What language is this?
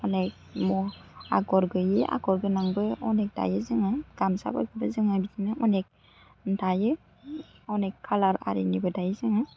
Bodo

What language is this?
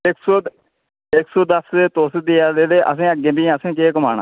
Dogri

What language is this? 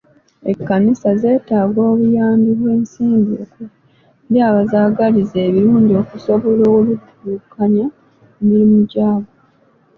Ganda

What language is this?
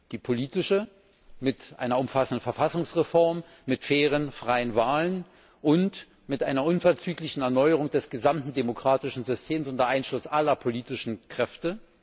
German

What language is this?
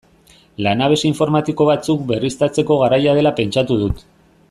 Basque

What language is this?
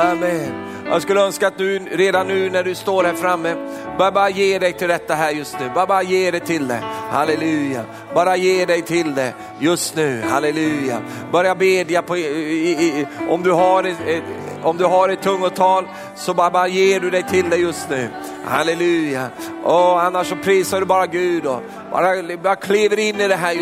Swedish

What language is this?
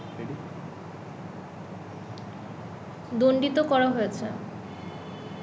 Bangla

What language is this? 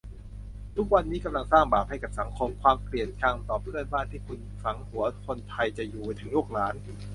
Thai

